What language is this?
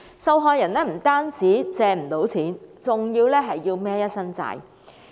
Cantonese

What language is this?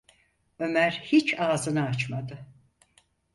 Turkish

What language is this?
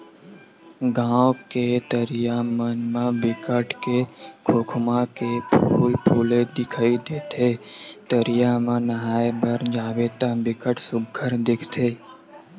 Chhattisgarhi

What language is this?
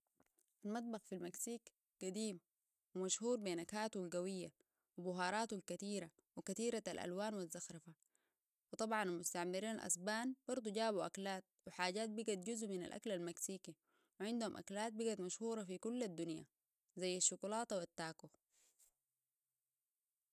Sudanese Arabic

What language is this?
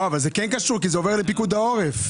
Hebrew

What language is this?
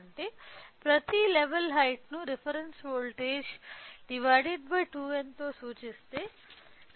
Telugu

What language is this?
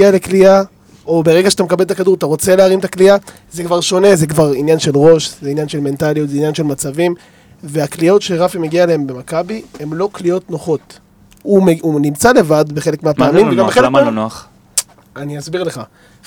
Hebrew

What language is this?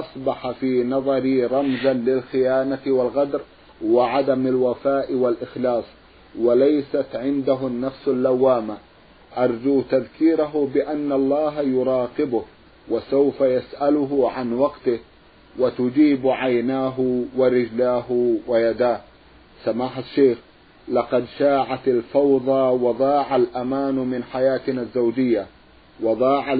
Arabic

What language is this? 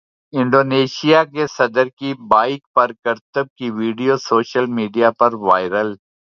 Urdu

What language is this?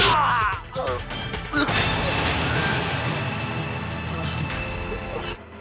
Indonesian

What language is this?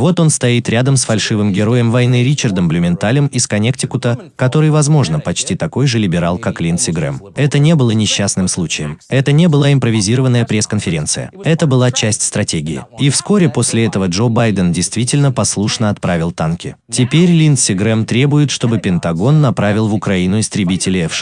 Russian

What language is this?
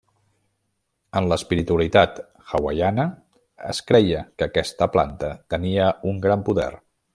Catalan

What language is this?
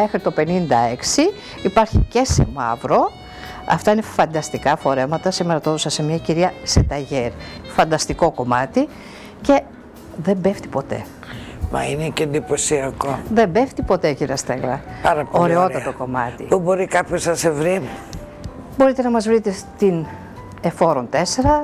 Greek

